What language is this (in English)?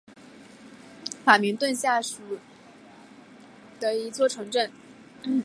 Chinese